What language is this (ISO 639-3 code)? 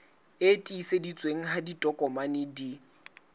sot